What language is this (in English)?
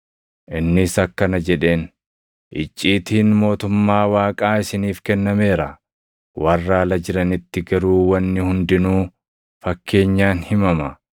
Oromo